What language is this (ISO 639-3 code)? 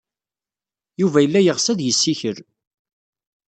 kab